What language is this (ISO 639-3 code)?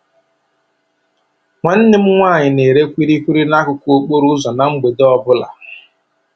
ibo